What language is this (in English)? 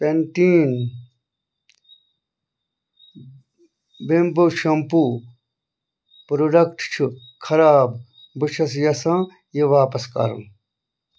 Kashmiri